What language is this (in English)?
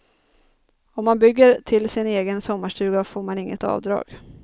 Swedish